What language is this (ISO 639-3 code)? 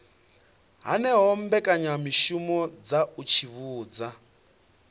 ven